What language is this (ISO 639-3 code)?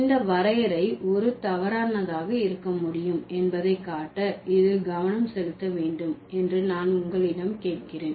tam